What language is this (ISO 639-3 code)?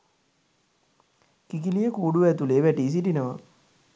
sin